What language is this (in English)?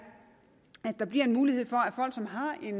Danish